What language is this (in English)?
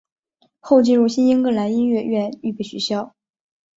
Chinese